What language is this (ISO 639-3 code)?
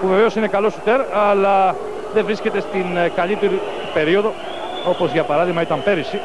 ell